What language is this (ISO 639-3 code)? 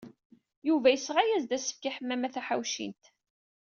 kab